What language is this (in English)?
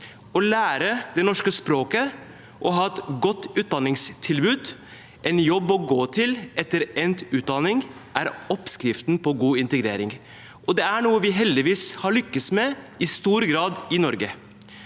Norwegian